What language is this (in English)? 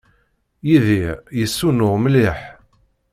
Kabyle